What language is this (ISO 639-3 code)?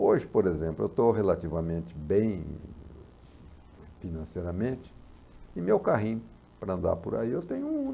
por